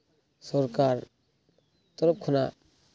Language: Santali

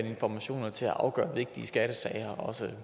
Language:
Danish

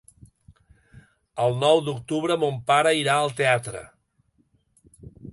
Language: Catalan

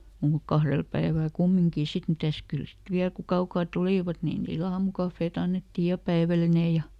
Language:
Finnish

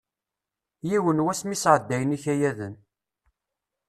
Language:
Kabyle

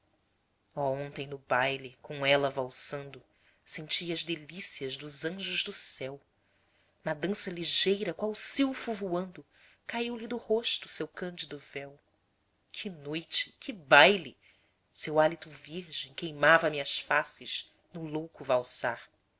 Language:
Portuguese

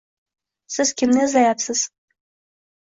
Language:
Uzbek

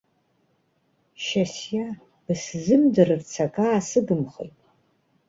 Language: Abkhazian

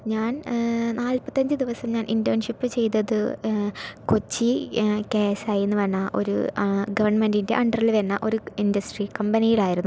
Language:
Malayalam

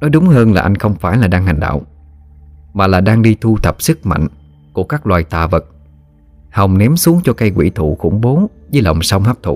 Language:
Vietnamese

